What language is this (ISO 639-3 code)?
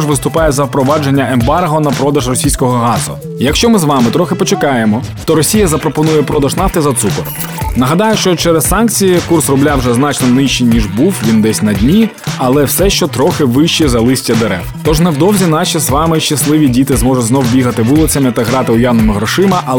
ukr